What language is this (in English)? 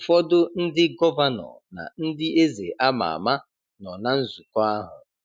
Igbo